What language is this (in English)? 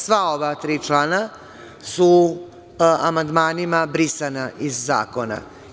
Serbian